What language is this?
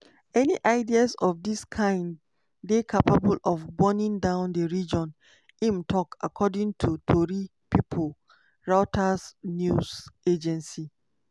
Nigerian Pidgin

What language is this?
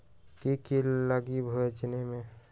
Magahi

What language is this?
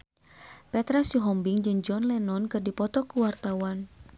Sundanese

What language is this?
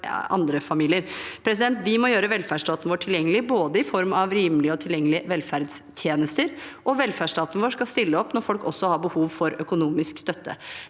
Norwegian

